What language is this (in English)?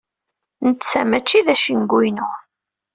Kabyle